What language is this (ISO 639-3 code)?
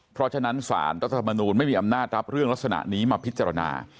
tha